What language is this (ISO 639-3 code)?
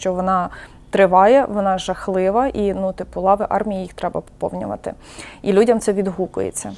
ukr